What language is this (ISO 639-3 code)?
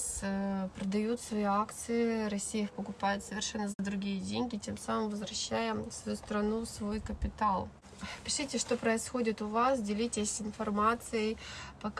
rus